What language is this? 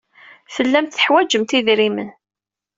Kabyle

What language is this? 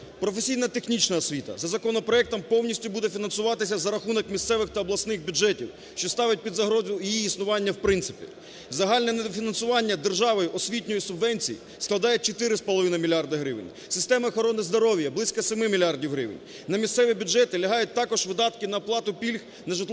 Ukrainian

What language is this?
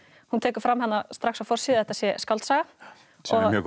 Icelandic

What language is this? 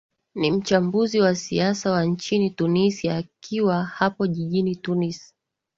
Swahili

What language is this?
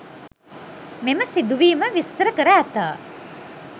Sinhala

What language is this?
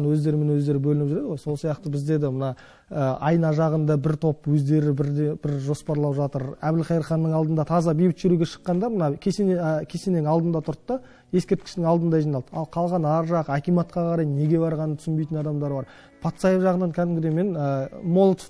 Russian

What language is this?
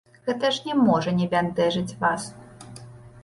Belarusian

